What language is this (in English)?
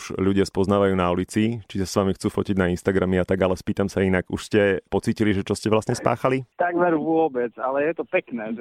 Slovak